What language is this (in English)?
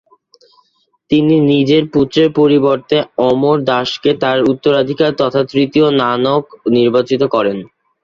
Bangla